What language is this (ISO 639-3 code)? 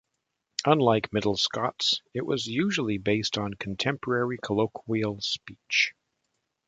eng